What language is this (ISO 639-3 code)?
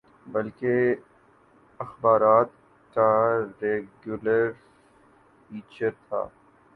urd